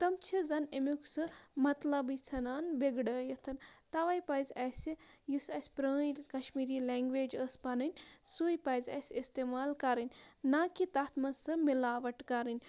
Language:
Kashmiri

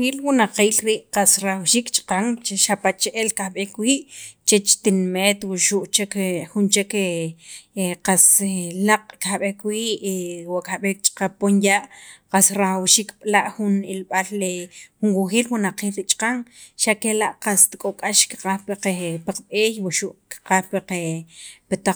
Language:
Sacapulteco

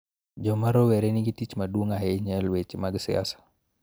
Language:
Luo (Kenya and Tanzania)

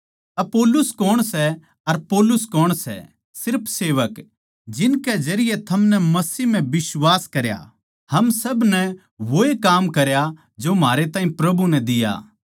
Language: Haryanvi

